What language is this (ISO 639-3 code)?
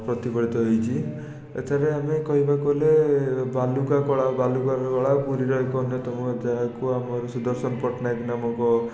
ori